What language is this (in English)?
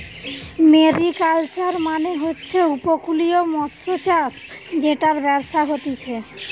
Bangla